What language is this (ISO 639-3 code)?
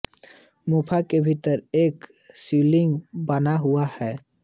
hin